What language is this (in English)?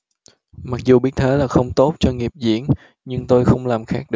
Vietnamese